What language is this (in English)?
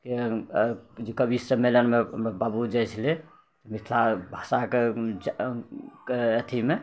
Maithili